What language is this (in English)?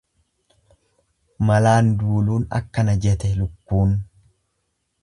Oromo